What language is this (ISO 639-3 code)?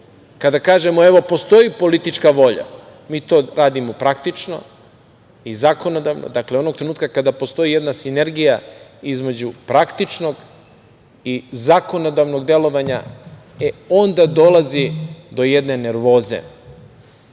srp